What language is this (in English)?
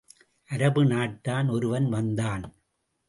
Tamil